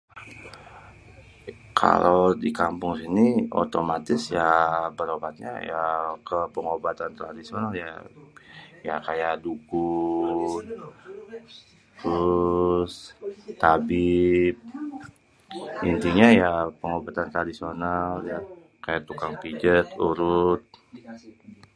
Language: Betawi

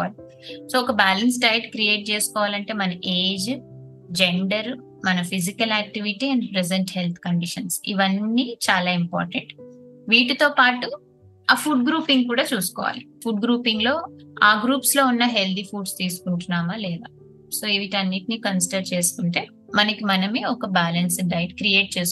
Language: Telugu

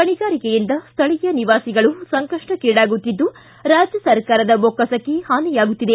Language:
Kannada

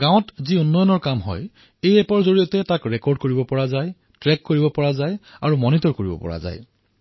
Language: Assamese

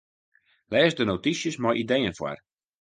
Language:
Western Frisian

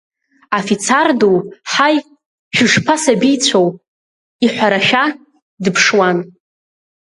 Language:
Abkhazian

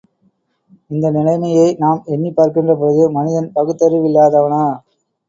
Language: Tamil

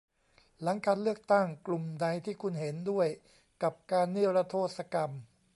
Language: Thai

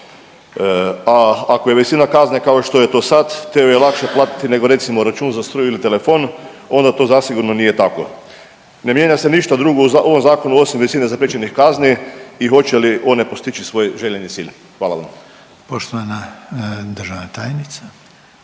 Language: Croatian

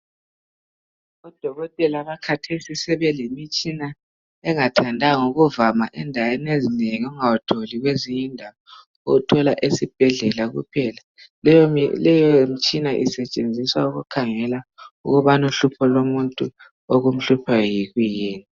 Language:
North Ndebele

